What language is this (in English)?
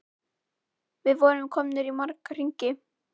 Icelandic